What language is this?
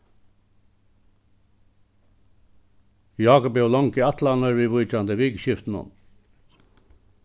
Faroese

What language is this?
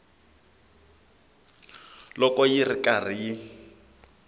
Tsonga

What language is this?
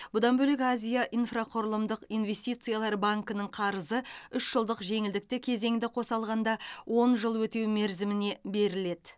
Kazakh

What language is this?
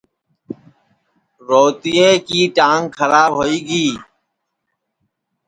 Sansi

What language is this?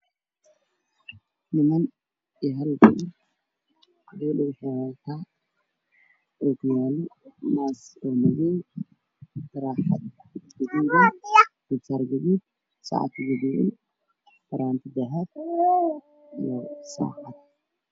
Somali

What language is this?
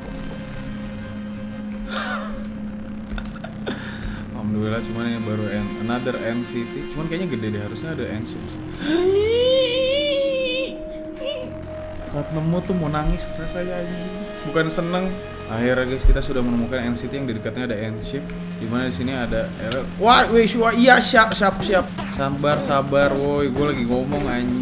Indonesian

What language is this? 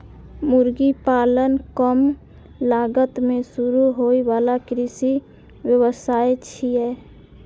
Maithili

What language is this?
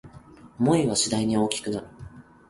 Japanese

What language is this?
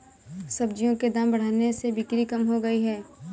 Hindi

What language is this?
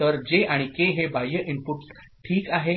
Marathi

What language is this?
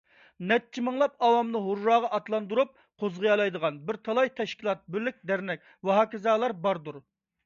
Uyghur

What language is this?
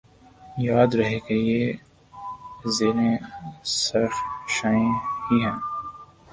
Urdu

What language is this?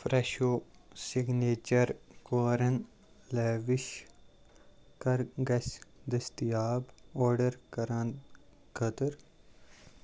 Kashmiri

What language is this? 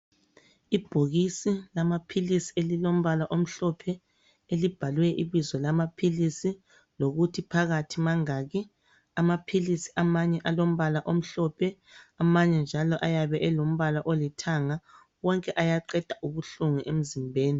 North Ndebele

